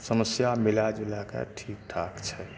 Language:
Maithili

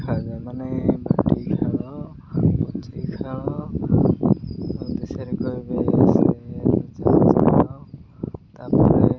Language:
Odia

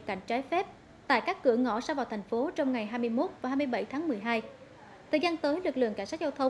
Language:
Vietnamese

